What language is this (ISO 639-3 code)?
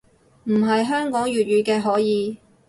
yue